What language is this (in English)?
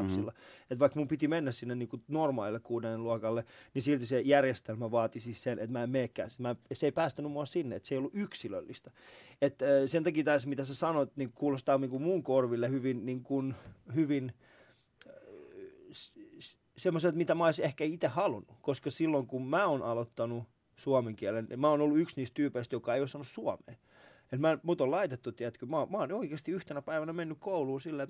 Finnish